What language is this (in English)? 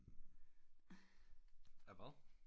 Danish